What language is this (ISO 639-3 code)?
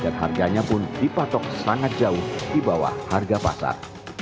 ind